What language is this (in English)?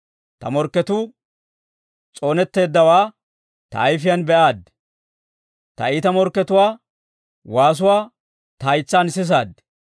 Dawro